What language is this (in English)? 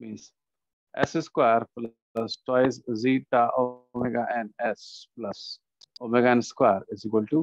Hindi